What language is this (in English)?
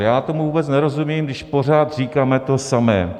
Czech